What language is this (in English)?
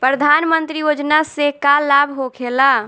Bhojpuri